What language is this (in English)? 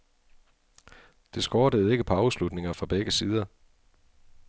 Danish